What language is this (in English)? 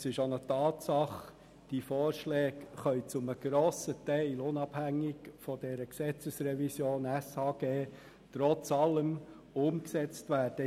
Swiss German